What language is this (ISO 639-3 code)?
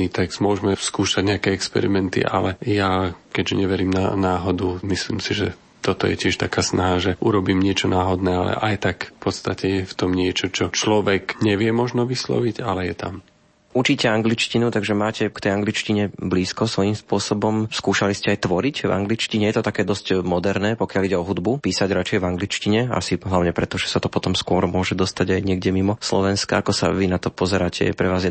slk